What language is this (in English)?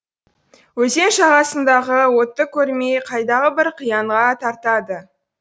Kazakh